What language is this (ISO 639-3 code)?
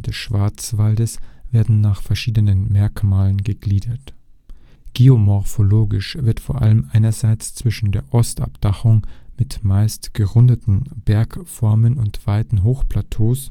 deu